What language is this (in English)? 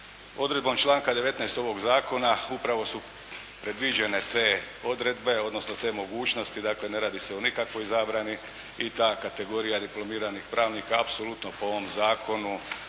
Croatian